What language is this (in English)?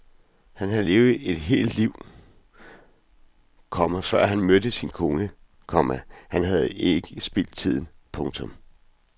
Danish